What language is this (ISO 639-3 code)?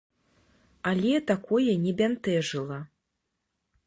bel